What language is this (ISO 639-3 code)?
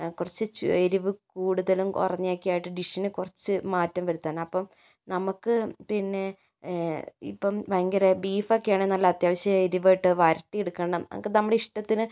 mal